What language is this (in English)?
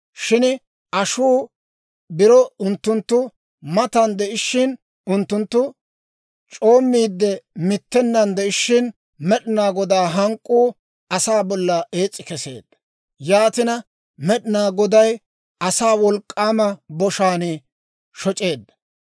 Dawro